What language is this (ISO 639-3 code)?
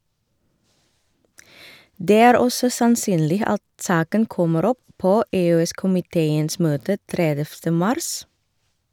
nor